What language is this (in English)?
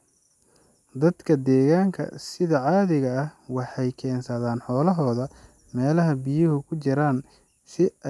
Somali